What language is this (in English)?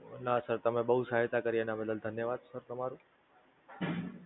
Gujarati